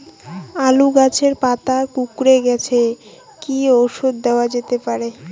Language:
Bangla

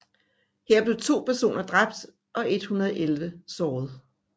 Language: Danish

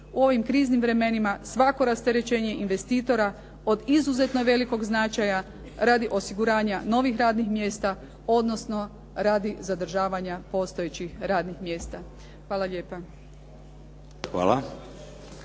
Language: Croatian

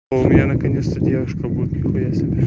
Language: Russian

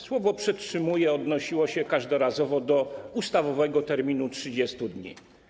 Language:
Polish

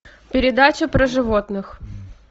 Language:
Russian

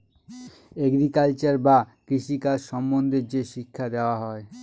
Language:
Bangla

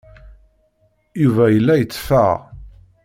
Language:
Kabyle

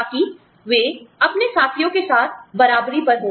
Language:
Hindi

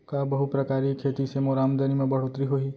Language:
Chhattisgarhi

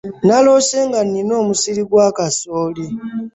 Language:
Ganda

